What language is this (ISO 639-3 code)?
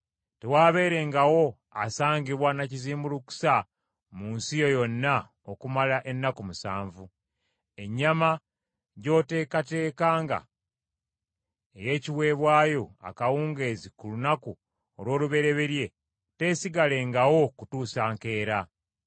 lug